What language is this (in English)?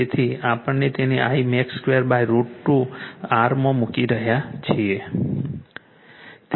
Gujarati